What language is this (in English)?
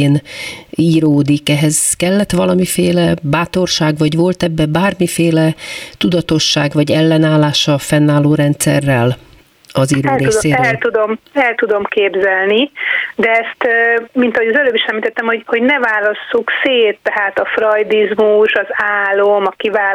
Hungarian